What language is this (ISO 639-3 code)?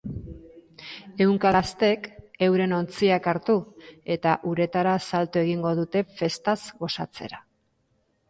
eus